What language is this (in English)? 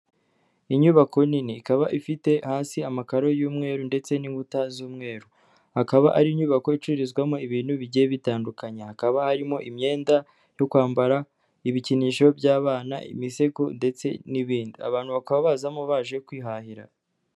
Kinyarwanda